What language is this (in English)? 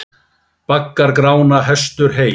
Icelandic